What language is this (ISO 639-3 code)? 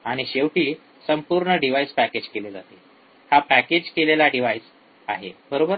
mar